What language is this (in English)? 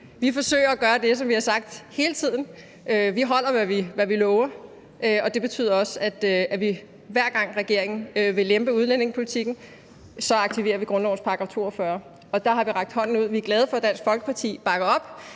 Danish